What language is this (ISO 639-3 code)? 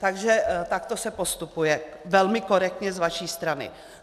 ces